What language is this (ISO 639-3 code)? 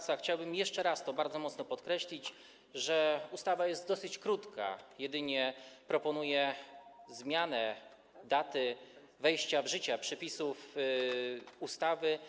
pol